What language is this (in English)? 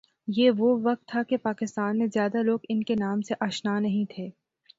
Urdu